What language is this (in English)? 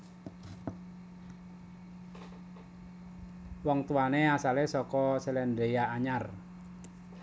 Javanese